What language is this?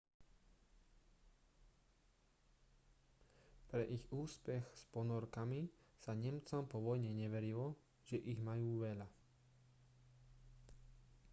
Slovak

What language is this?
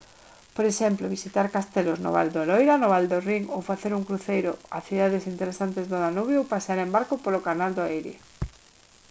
Galician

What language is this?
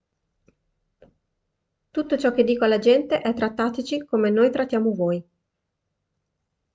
Italian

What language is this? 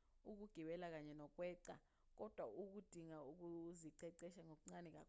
Zulu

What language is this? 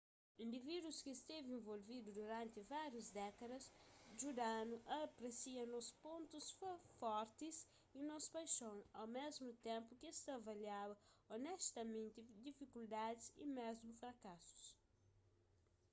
Kabuverdianu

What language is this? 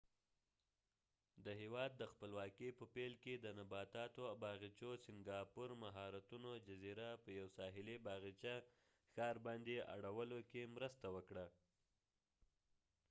Pashto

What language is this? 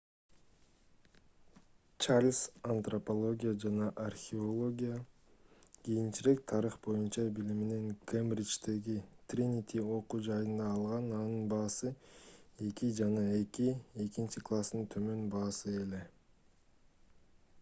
Kyrgyz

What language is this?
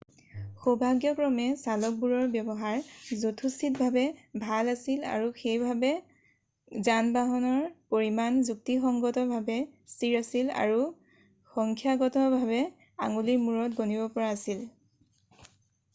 Assamese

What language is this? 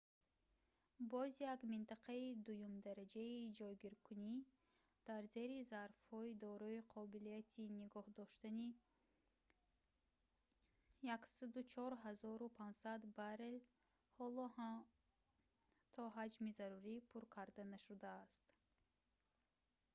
Tajik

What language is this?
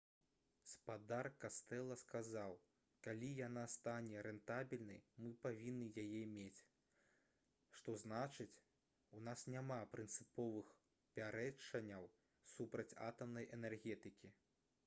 Belarusian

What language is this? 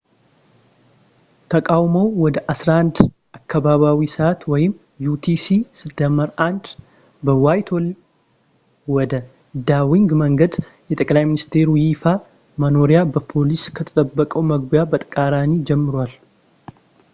Amharic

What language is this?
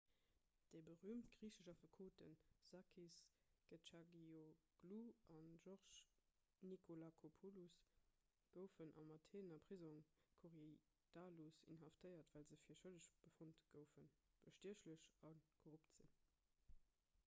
Luxembourgish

